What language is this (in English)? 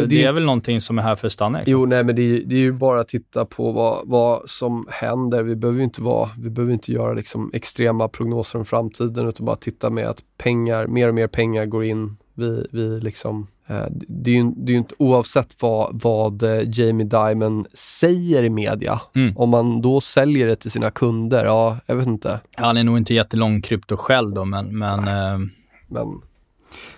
Swedish